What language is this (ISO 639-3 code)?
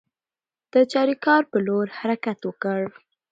pus